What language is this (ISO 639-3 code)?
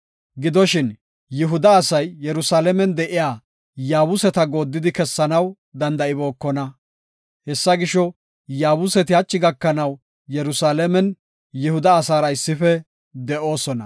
gof